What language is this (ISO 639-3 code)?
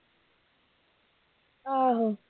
pan